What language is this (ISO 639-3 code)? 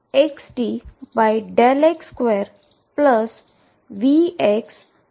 guj